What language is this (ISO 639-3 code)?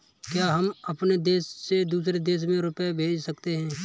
hin